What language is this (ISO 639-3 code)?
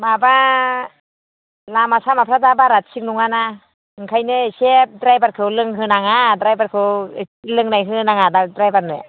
brx